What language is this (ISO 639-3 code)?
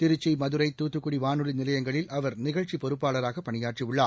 tam